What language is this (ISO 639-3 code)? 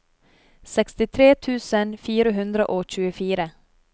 nor